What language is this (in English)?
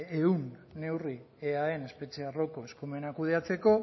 Basque